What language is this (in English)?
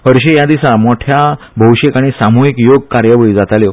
Konkani